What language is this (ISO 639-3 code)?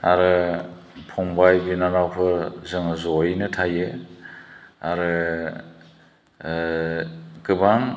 brx